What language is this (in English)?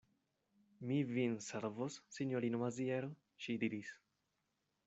Esperanto